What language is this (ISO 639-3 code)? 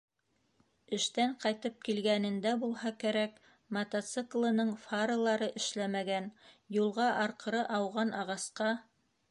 bak